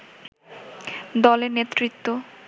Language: Bangla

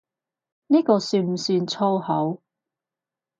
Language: Cantonese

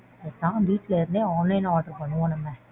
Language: Tamil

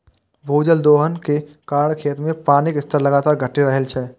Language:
Maithili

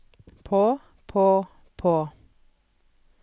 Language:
Norwegian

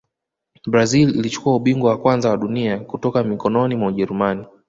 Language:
Swahili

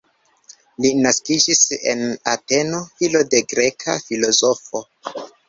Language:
Esperanto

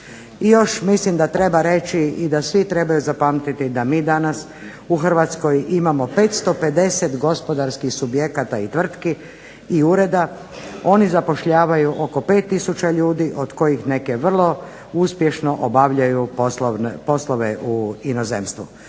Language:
Croatian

